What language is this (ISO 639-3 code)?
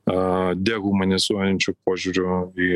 lit